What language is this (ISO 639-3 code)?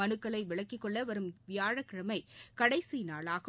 tam